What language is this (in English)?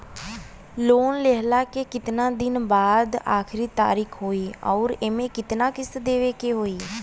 Bhojpuri